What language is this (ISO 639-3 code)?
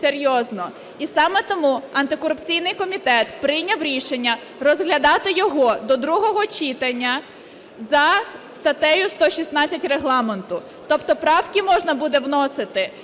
ukr